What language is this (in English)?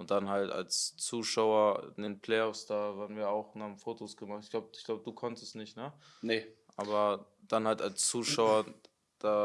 German